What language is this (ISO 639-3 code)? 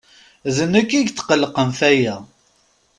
kab